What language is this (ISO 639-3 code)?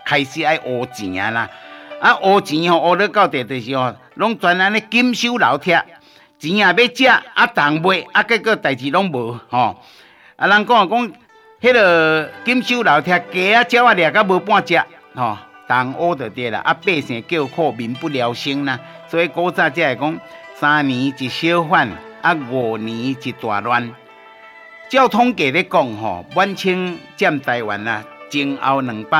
zho